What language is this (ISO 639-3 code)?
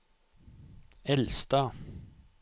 nor